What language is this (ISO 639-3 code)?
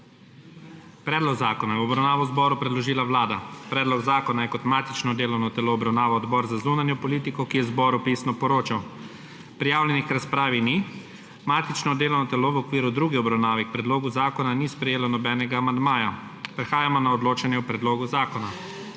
slv